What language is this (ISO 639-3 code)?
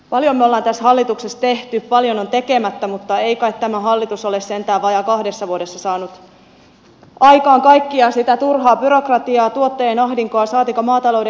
fin